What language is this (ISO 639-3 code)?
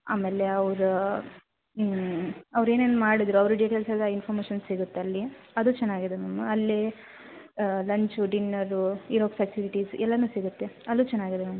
kan